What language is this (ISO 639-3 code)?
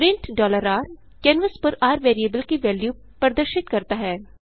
hin